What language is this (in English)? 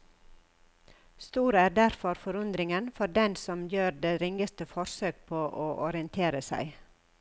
Norwegian